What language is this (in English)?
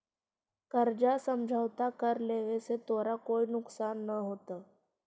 Magahi